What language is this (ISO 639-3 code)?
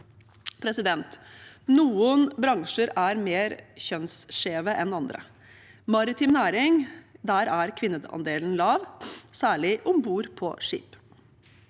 nor